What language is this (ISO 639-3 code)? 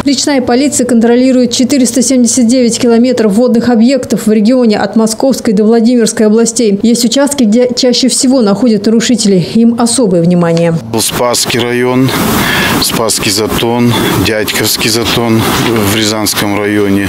rus